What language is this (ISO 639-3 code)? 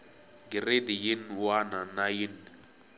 tso